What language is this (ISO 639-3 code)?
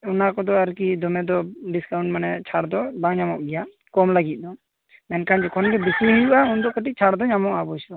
sat